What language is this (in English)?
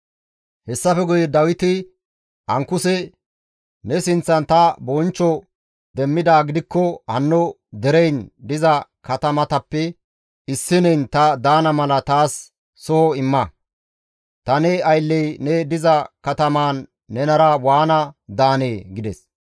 Gamo